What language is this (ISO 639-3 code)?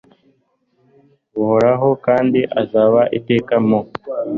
kin